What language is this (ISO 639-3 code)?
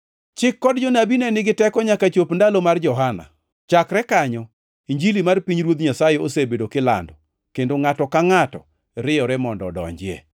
luo